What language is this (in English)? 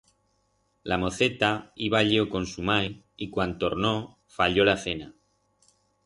Aragonese